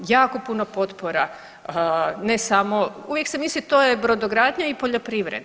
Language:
Croatian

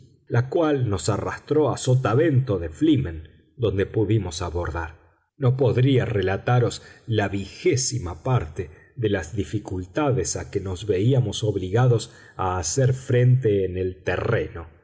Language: Spanish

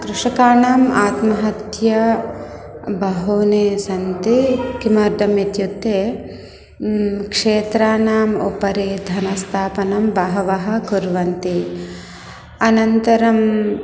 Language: Sanskrit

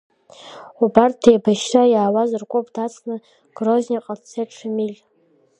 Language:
Abkhazian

